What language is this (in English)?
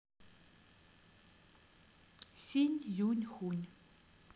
Russian